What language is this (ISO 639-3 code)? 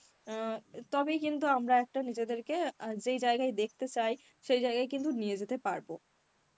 ben